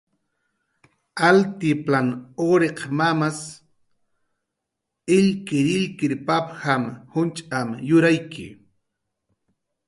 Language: Jaqaru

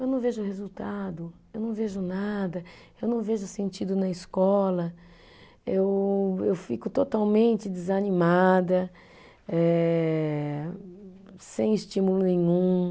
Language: Portuguese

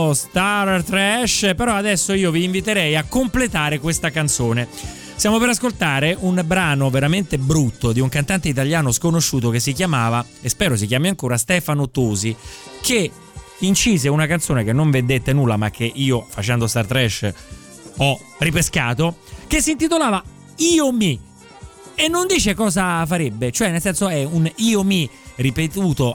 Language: Italian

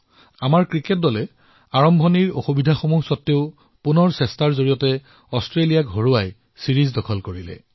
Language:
Assamese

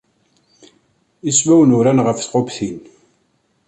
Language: Kabyle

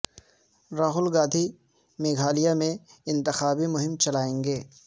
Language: Urdu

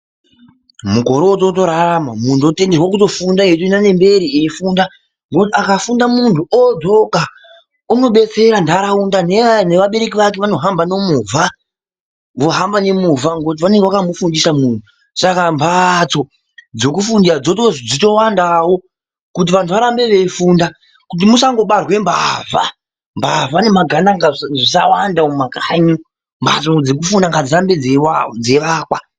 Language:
Ndau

